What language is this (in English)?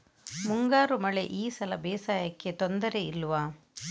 Kannada